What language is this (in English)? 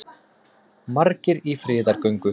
Icelandic